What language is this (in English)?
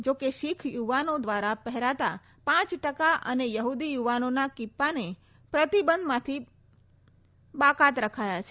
Gujarati